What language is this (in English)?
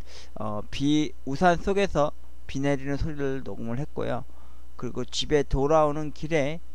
Korean